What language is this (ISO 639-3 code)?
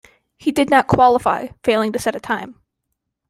eng